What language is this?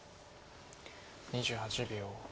Japanese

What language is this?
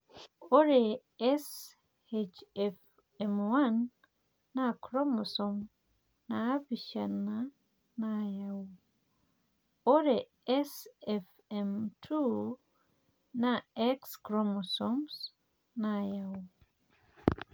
Masai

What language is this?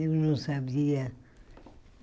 Portuguese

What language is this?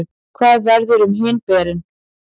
Icelandic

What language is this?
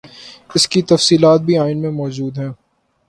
Urdu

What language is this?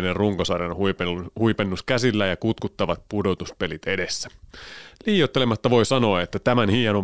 Finnish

